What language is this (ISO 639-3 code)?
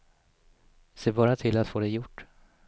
swe